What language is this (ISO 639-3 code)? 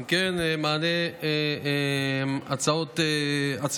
heb